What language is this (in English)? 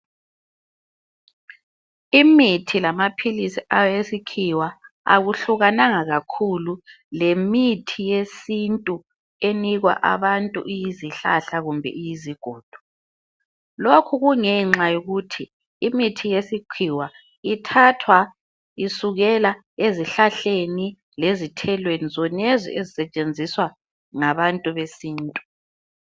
North Ndebele